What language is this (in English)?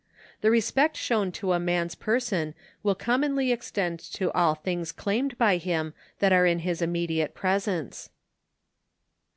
English